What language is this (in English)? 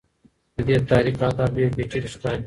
Pashto